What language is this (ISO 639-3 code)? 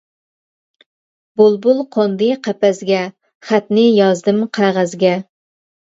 uig